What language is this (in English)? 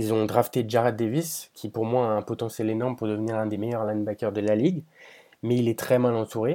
French